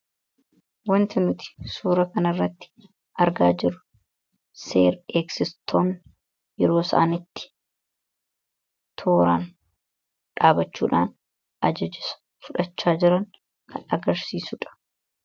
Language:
Oromo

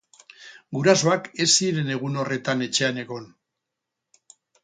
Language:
Basque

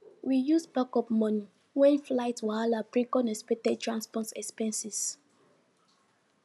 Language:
Nigerian Pidgin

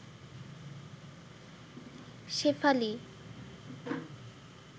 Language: Bangla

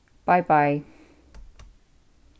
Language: Faroese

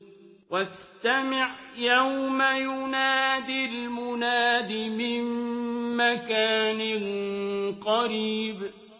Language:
Arabic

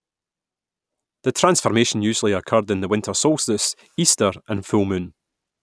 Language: English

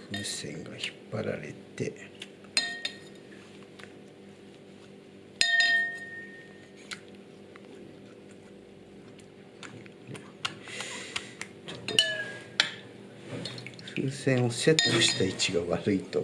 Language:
Japanese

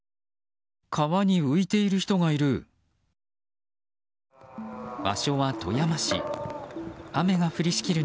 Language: Japanese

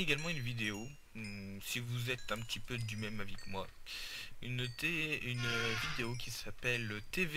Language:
French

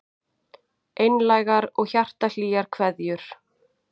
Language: Icelandic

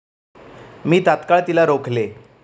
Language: Marathi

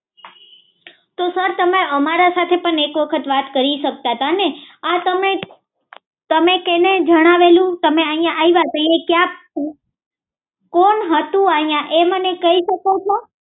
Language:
Gujarati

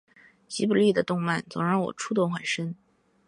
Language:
Chinese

